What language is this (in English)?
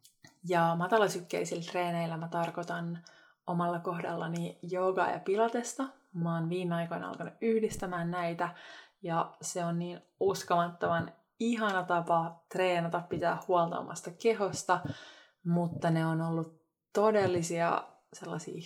Finnish